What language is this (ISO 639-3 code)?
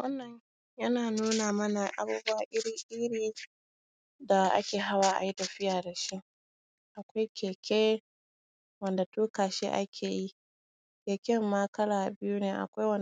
hau